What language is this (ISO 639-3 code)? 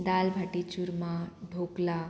kok